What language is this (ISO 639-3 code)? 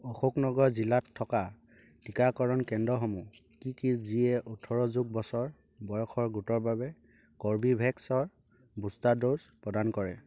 asm